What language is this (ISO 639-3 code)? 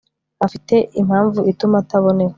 kin